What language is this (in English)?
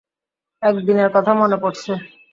Bangla